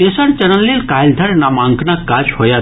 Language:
Maithili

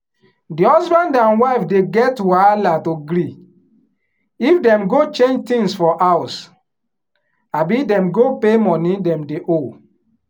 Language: Nigerian Pidgin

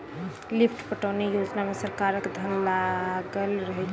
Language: Maithili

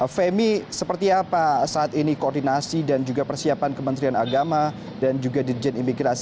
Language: Indonesian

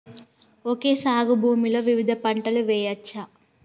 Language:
Telugu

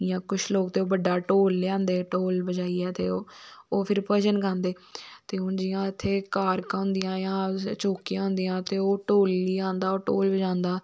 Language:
Dogri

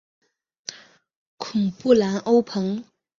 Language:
Chinese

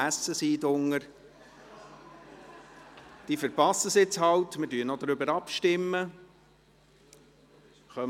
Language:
Swiss German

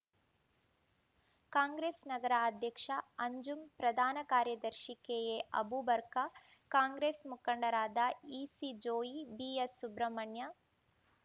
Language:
Kannada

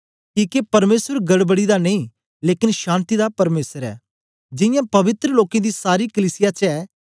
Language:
Dogri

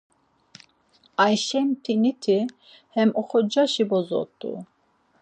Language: Laz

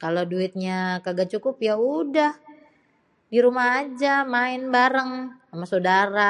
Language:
Betawi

